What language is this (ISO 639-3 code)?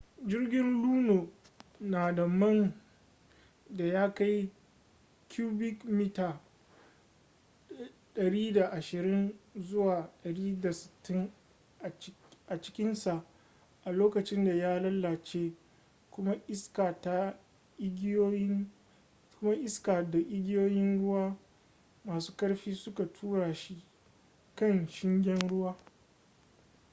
hau